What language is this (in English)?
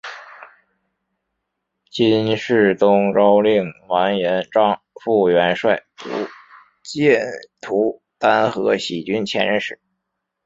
Chinese